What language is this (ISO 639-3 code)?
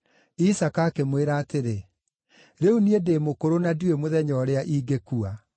kik